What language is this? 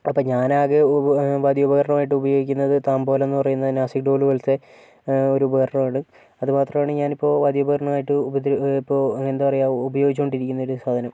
Malayalam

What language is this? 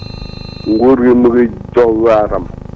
Wolof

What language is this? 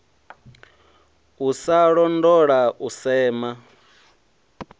Venda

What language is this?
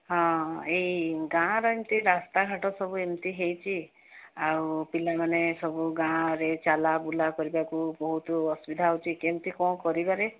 Odia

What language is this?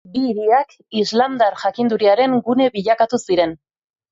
Basque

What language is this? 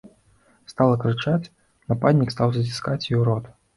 Belarusian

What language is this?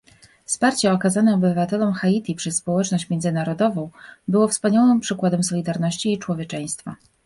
Polish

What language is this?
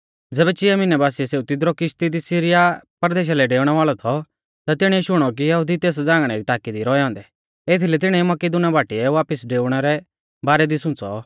Mahasu Pahari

